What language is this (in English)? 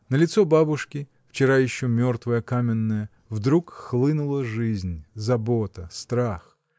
Russian